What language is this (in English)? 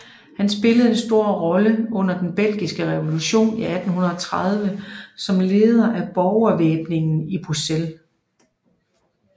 Danish